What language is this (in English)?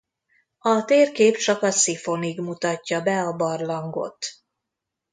Hungarian